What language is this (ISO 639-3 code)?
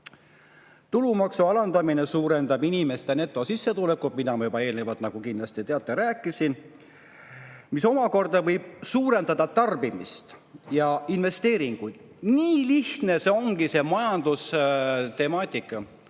est